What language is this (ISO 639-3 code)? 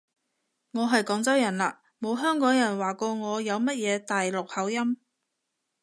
yue